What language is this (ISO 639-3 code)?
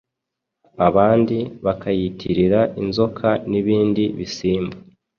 kin